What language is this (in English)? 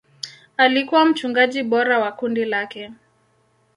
Swahili